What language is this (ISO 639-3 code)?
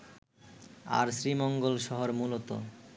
ben